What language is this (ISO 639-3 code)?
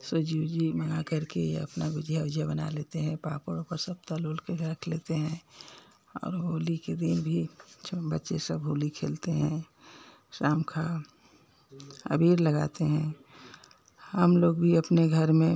hin